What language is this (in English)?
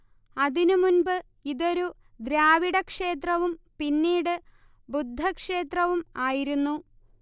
Malayalam